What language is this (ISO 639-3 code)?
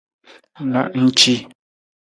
nmz